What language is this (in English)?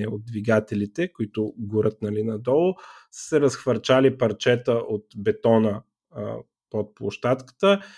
Bulgarian